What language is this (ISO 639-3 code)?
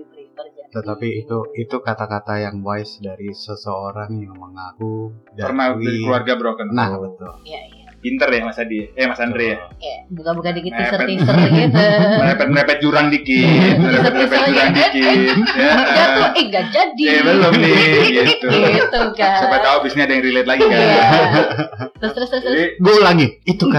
ind